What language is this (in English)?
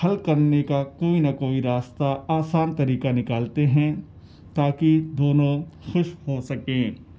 Urdu